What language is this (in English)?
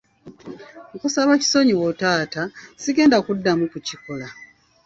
Ganda